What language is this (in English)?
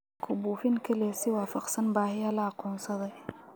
Somali